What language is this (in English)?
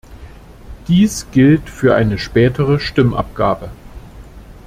German